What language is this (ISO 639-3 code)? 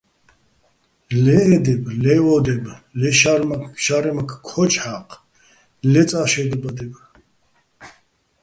bbl